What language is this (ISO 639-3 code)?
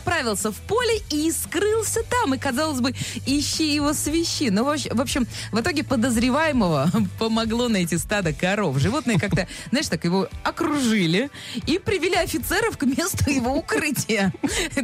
rus